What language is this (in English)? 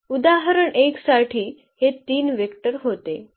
Marathi